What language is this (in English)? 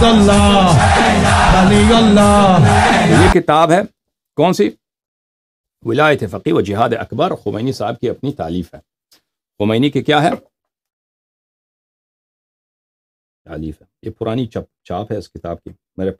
Arabic